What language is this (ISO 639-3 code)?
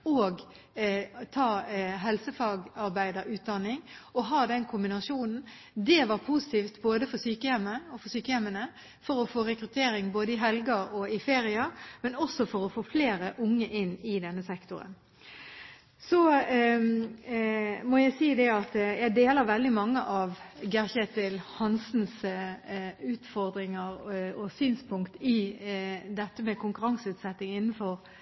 nob